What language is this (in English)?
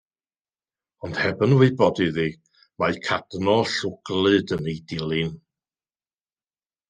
Welsh